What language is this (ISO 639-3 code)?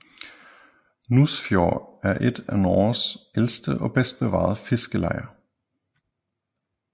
dan